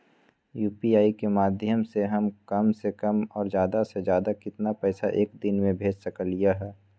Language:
Magahi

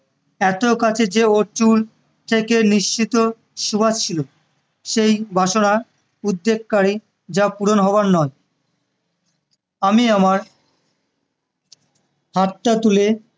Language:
Bangla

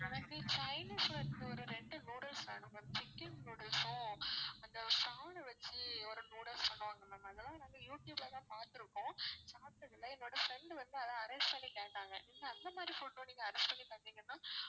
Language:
Tamil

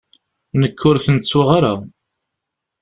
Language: Kabyle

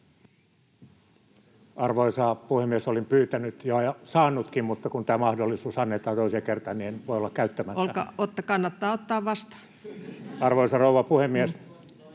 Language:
Finnish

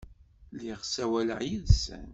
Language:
Kabyle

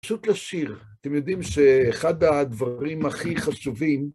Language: Hebrew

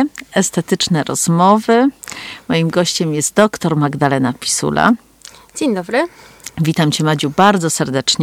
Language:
Polish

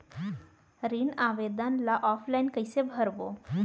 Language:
Chhattisgarhi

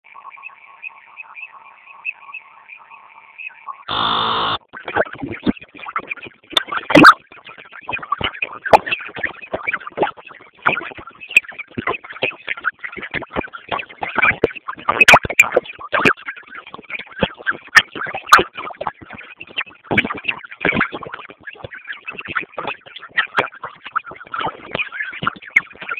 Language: Swahili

